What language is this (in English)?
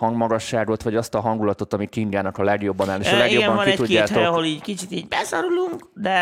Hungarian